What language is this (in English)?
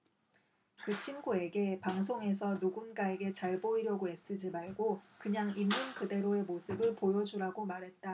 Korean